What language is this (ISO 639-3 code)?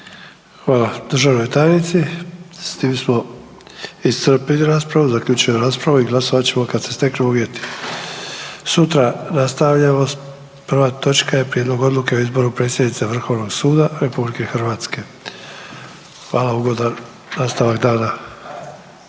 hrv